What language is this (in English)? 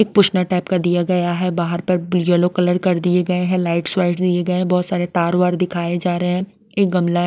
Hindi